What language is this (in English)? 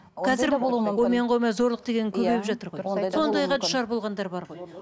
Kazakh